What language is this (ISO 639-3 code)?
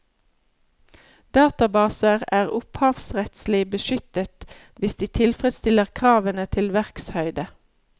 nor